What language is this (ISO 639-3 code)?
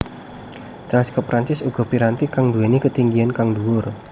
jav